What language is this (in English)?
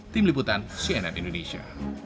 Indonesian